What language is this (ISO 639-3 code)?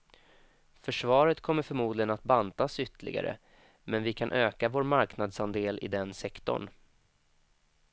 swe